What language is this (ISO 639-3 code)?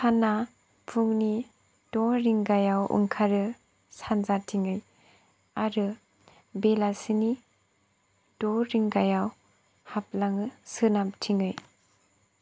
brx